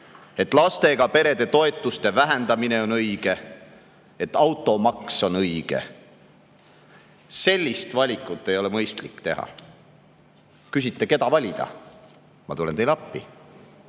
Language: Estonian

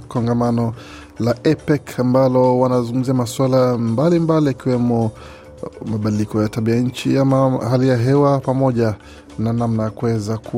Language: Swahili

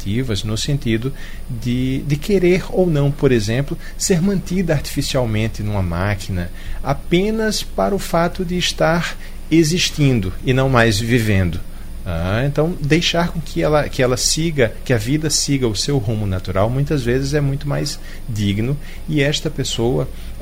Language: Portuguese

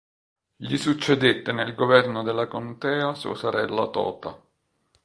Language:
Italian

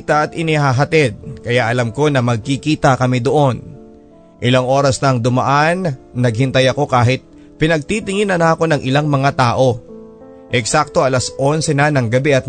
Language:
Filipino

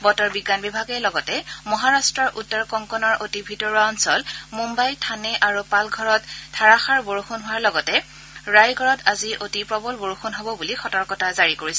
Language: Assamese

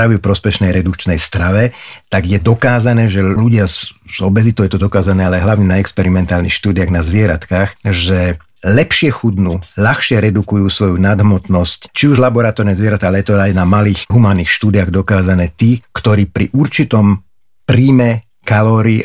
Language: Slovak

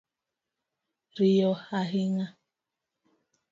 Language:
Luo (Kenya and Tanzania)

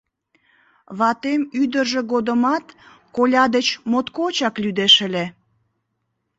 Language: Mari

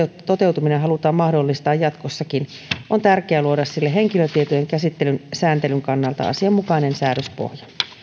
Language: Finnish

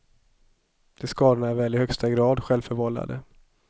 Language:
Swedish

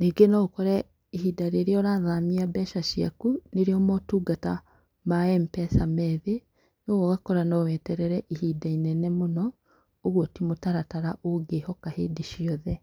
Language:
Kikuyu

